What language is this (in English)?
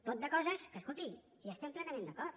Catalan